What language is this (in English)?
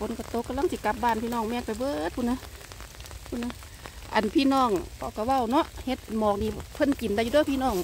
Thai